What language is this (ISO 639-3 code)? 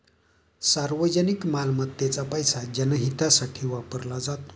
mar